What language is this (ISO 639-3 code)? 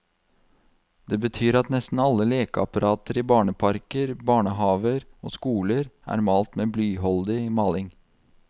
nor